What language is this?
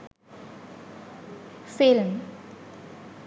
Sinhala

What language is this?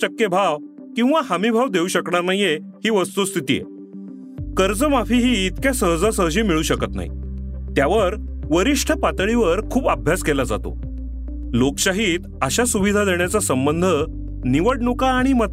Marathi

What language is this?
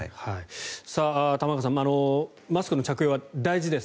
Japanese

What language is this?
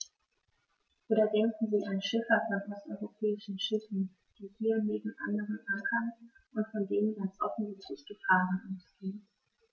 German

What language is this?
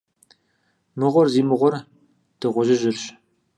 Kabardian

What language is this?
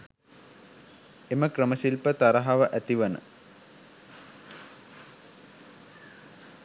Sinhala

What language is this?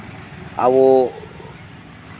Santali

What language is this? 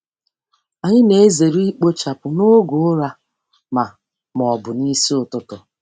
Igbo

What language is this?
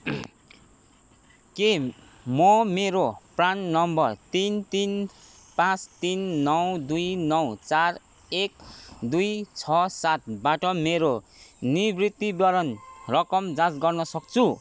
Nepali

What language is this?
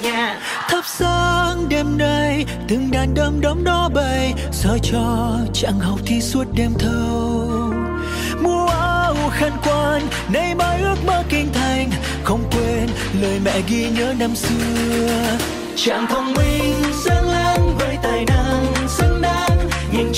Vietnamese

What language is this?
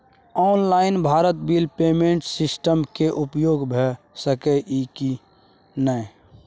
Maithili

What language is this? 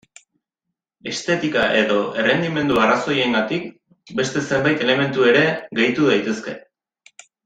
Basque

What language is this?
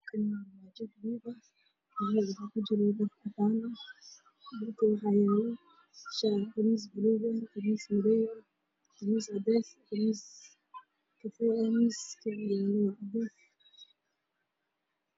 Somali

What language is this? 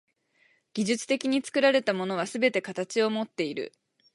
Japanese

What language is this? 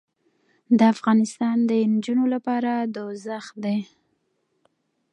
Pashto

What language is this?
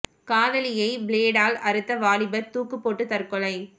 Tamil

